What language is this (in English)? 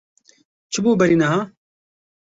Kurdish